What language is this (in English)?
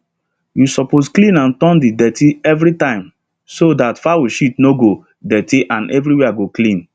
Nigerian Pidgin